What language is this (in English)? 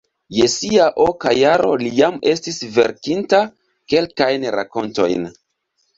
Esperanto